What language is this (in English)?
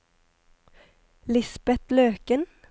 Norwegian